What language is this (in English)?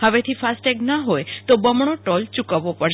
Gujarati